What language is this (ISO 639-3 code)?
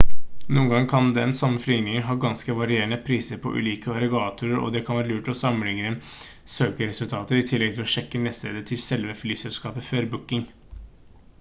nob